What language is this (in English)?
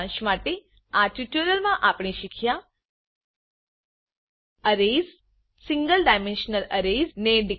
Gujarati